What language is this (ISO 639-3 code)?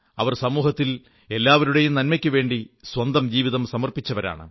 mal